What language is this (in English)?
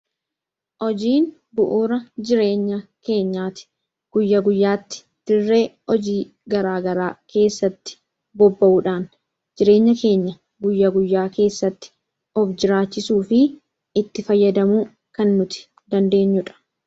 Oromo